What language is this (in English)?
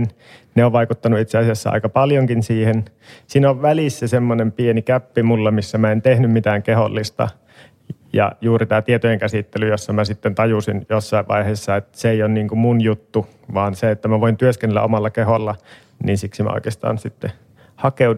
Finnish